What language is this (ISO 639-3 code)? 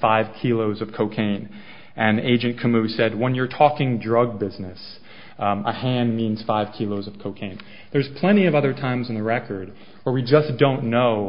eng